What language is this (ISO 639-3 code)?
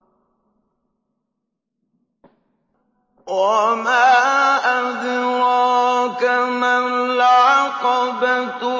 ara